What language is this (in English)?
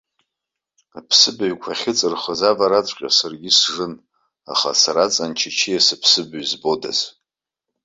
Abkhazian